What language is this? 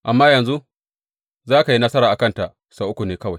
Hausa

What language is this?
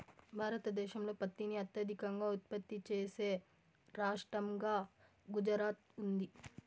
Telugu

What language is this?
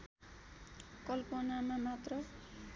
Nepali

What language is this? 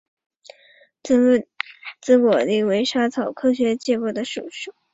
Chinese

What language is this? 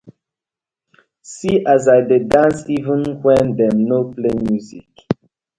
Nigerian Pidgin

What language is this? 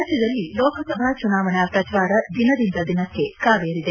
Kannada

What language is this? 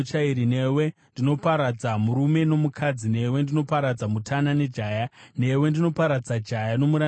Shona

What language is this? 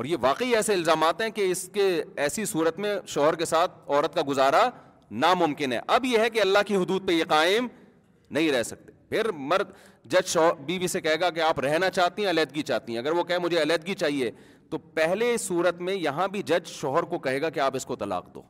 Urdu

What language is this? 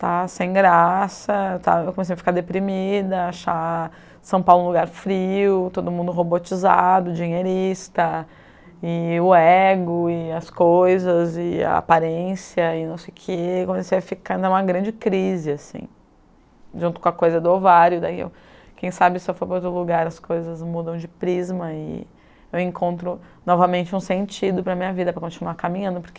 Portuguese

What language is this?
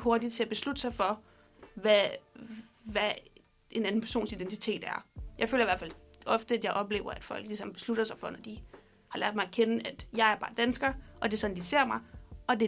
Danish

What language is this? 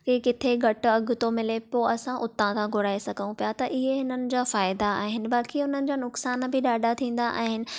Sindhi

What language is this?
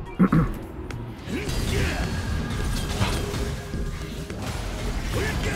Korean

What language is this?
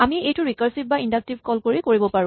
Assamese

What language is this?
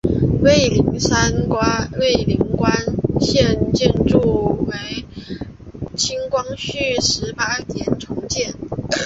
Chinese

